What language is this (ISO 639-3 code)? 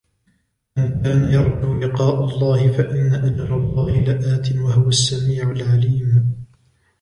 ara